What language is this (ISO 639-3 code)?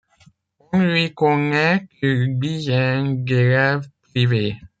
fra